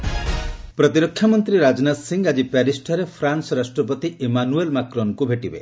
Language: Odia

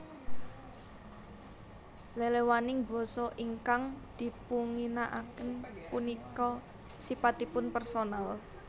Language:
Javanese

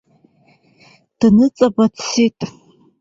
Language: Abkhazian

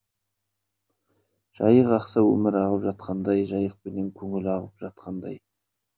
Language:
Kazakh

